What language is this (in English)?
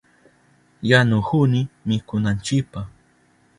Southern Pastaza Quechua